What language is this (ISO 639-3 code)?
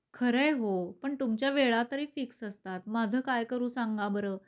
mar